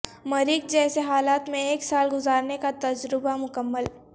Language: Urdu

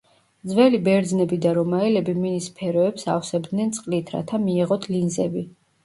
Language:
Georgian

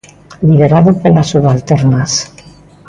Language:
Galician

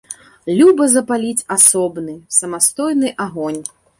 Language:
Belarusian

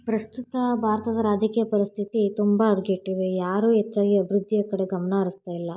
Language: Kannada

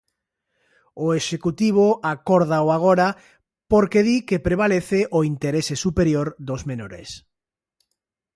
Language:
Galician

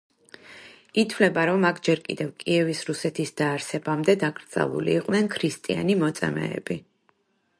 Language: Georgian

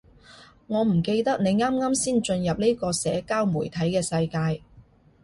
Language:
Cantonese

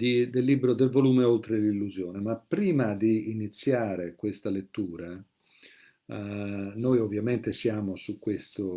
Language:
Italian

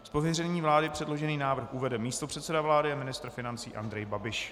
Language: Czech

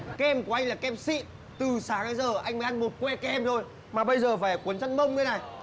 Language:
Vietnamese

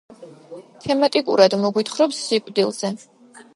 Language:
Georgian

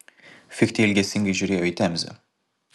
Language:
Lithuanian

